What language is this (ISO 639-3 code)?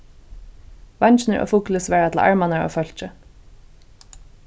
fao